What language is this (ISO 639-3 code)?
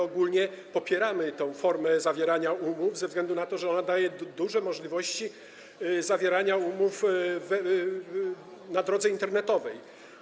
pol